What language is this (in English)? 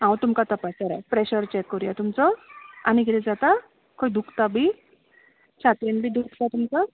Konkani